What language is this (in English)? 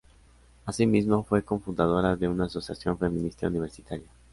Spanish